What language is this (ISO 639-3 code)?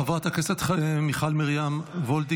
heb